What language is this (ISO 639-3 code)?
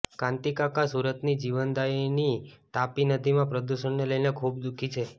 guj